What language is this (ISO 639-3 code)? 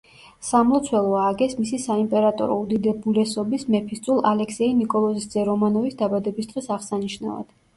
kat